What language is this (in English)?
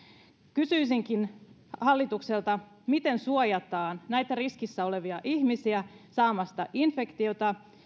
Finnish